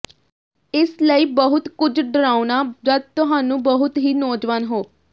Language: Punjabi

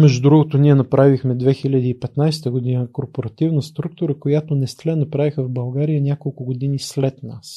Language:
Bulgarian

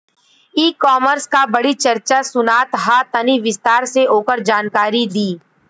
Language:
Bhojpuri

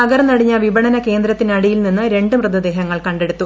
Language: Malayalam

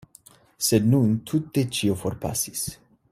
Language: Esperanto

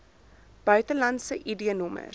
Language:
Afrikaans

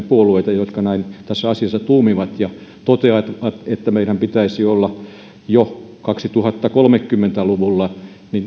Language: Finnish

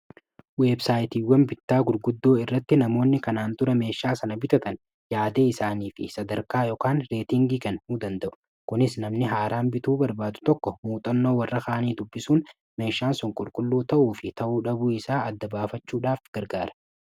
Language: Oromo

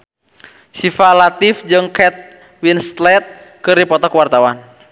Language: Sundanese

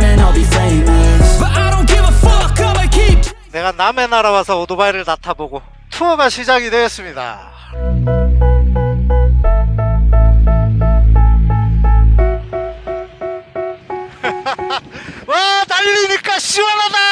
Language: Korean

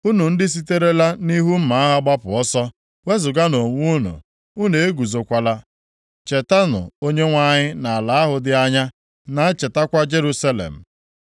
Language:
Igbo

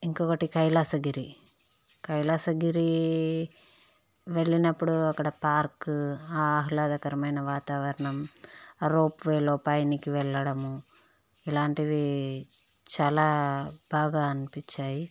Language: Telugu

